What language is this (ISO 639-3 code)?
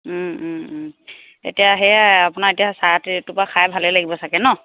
asm